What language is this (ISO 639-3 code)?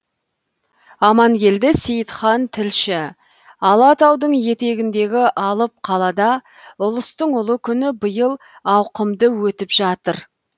kaz